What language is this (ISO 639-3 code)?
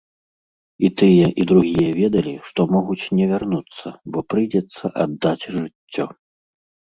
bel